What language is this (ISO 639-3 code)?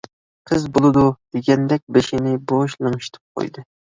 uig